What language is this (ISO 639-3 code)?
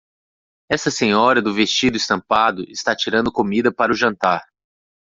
por